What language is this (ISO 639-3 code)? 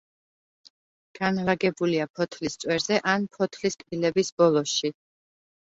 kat